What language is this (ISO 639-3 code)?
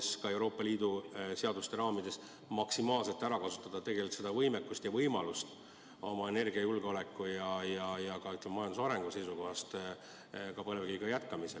est